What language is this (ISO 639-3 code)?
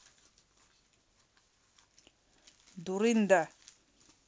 rus